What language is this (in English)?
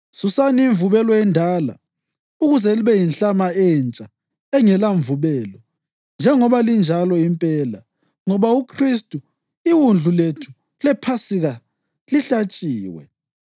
North Ndebele